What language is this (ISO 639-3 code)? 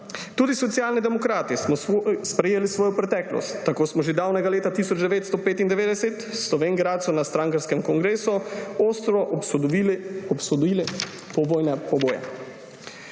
slv